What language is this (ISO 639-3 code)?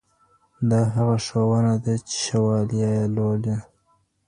pus